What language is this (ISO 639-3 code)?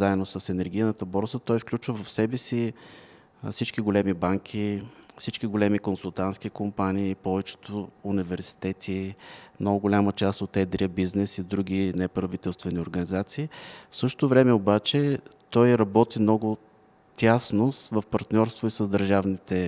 bul